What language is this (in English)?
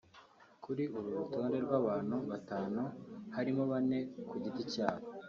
Kinyarwanda